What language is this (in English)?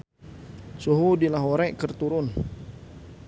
Sundanese